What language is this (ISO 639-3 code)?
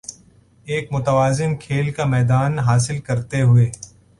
urd